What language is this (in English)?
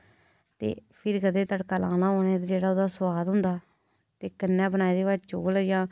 Dogri